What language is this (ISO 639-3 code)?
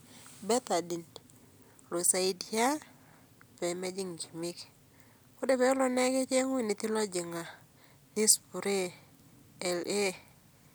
mas